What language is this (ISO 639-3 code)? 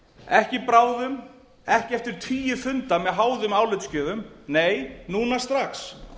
isl